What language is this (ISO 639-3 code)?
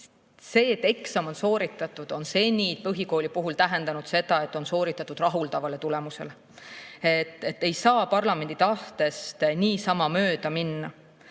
est